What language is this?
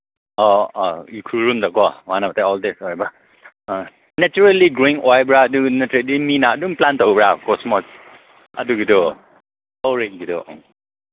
Manipuri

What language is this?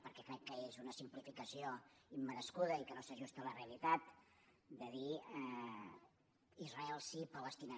Catalan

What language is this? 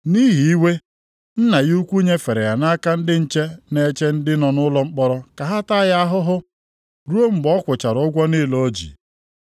Igbo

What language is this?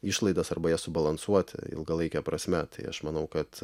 Lithuanian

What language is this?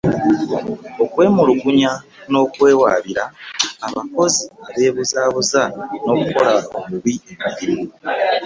Ganda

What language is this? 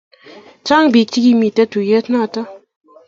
Kalenjin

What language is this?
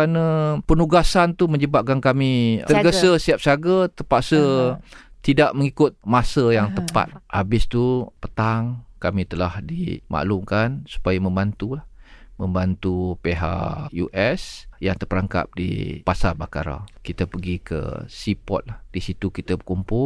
Malay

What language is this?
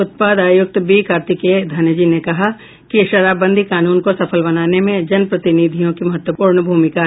Hindi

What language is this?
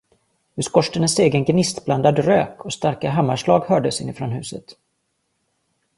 Swedish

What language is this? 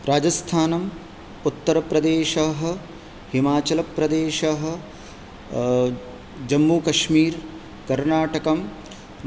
Sanskrit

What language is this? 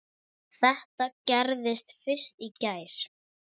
Icelandic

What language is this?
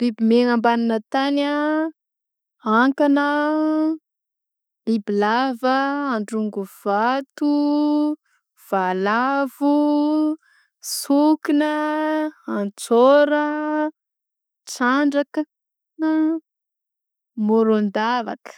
Southern Betsimisaraka Malagasy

